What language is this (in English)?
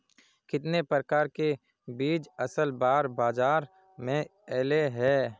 Magahi